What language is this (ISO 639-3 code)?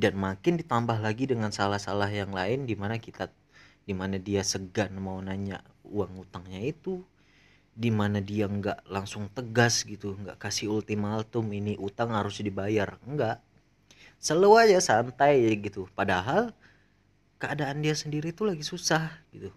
ind